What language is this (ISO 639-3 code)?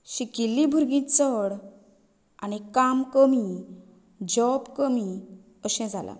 kok